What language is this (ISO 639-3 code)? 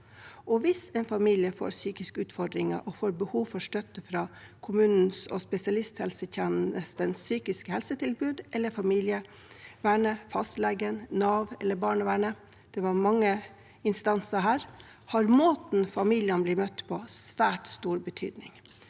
nor